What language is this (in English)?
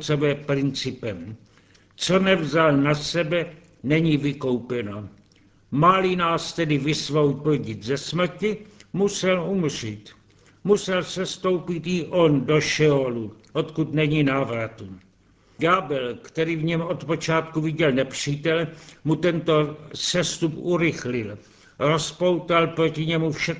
Czech